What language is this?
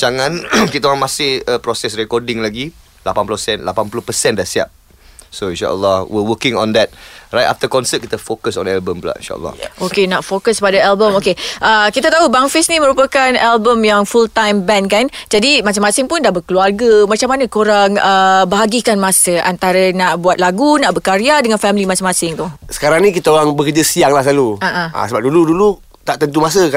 Malay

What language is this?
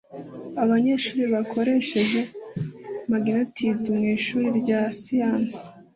Kinyarwanda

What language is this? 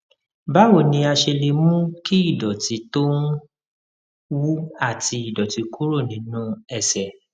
Yoruba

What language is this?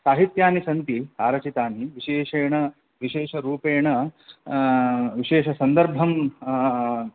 Sanskrit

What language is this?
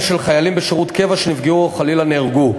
Hebrew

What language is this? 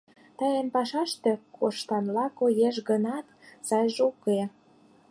Mari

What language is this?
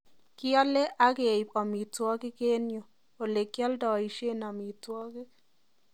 Kalenjin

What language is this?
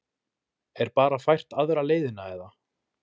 Icelandic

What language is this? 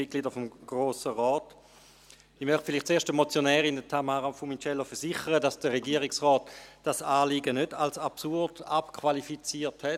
Swiss German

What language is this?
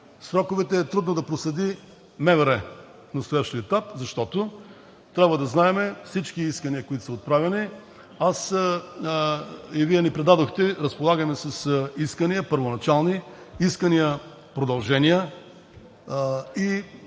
Bulgarian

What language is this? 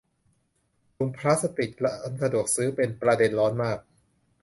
Thai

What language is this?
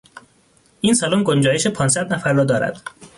Persian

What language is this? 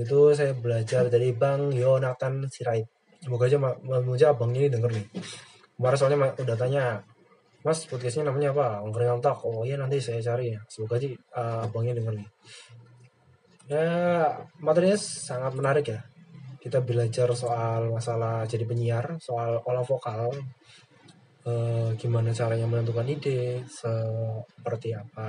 Indonesian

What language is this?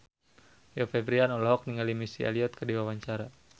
Sundanese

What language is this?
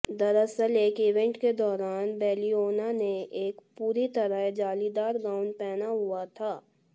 Hindi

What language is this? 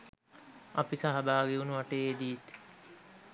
Sinhala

